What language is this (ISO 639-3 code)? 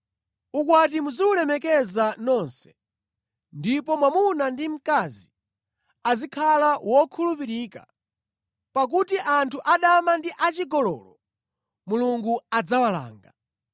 nya